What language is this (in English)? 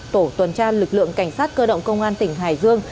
Vietnamese